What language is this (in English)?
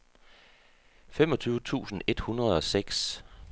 Danish